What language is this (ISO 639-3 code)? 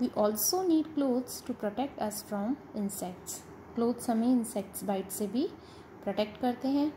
hin